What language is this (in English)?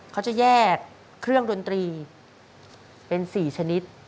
Thai